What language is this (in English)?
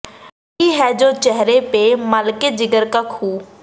Punjabi